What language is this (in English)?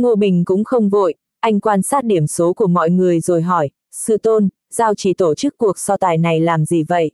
Vietnamese